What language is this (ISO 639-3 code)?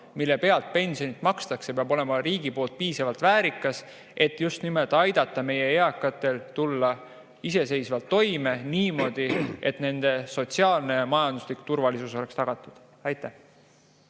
est